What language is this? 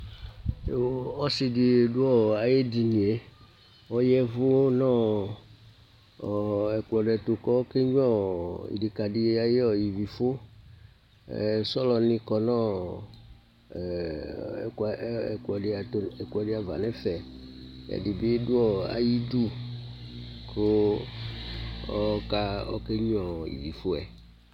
Ikposo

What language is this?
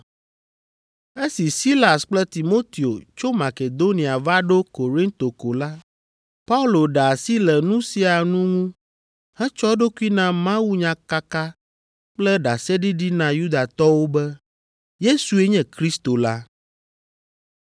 Ewe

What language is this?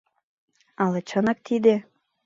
Mari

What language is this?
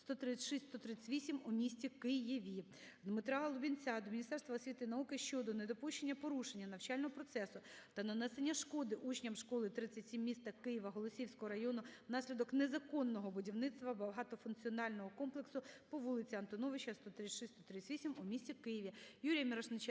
Ukrainian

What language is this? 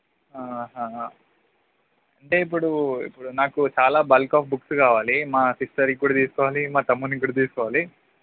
Telugu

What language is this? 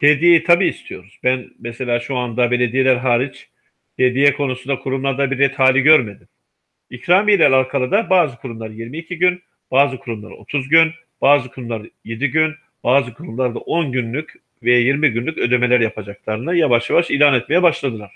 Turkish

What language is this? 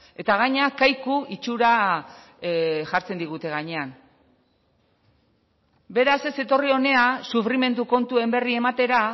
Basque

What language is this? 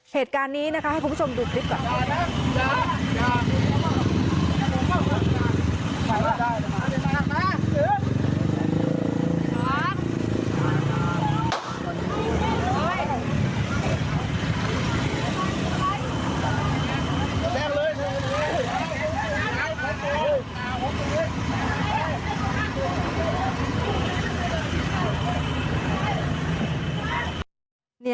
Thai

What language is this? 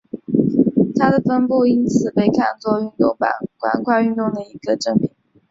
Chinese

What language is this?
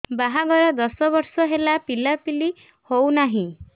Odia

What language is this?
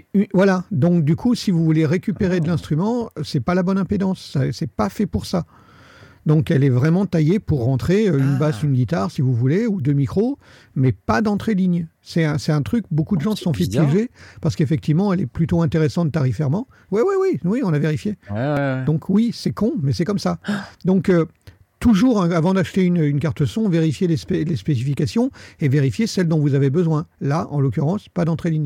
French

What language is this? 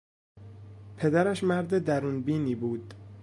Persian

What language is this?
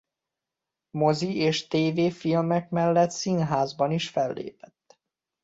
Hungarian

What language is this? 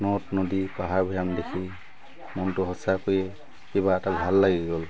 Assamese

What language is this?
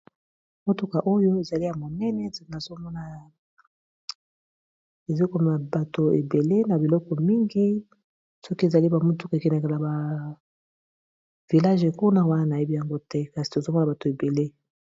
Lingala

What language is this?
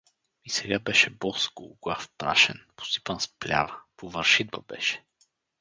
Bulgarian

